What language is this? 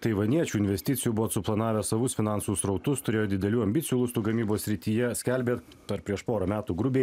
Lithuanian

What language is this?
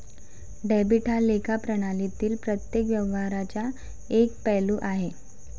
Marathi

